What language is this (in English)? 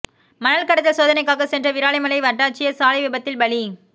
Tamil